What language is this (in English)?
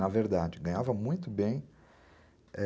Portuguese